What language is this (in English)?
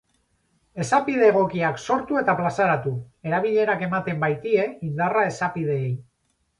Basque